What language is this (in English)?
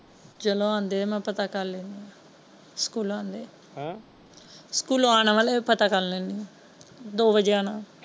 Punjabi